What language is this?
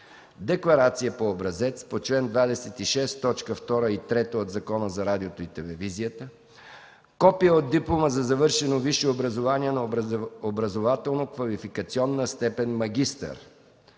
Bulgarian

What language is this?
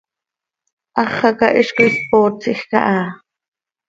Seri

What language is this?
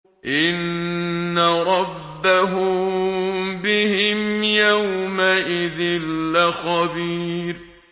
Arabic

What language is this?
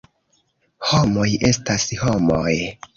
Esperanto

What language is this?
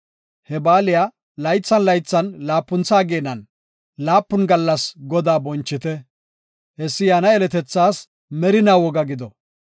Gofa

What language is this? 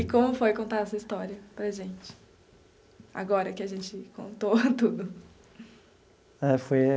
Portuguese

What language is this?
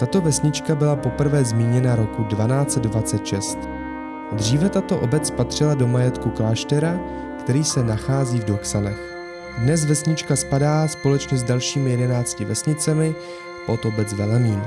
Czech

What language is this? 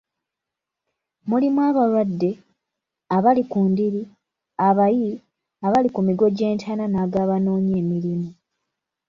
Ganda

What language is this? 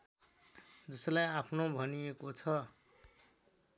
Nepali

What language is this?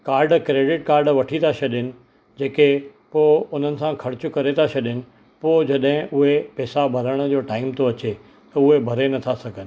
Sindhi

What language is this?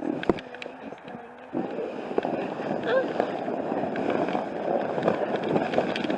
English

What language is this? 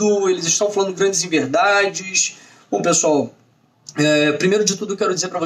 Portuguese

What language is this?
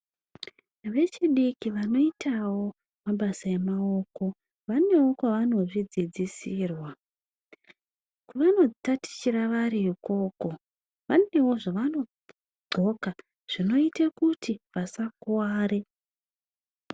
Ndau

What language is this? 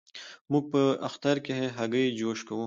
Pashto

